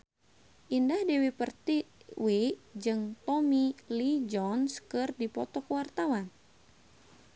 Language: Sundanese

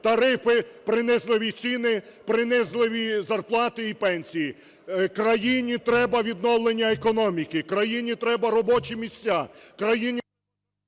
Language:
Ukrainian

